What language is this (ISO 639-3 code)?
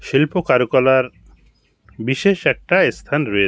ben